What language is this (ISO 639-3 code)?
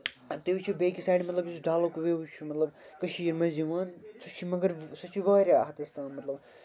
kas